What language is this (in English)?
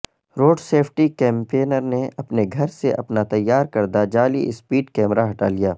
Urdu